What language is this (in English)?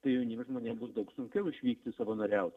Lithuanian